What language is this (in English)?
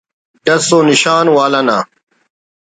Brahui